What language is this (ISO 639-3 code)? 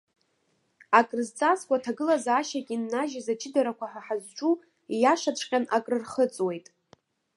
abk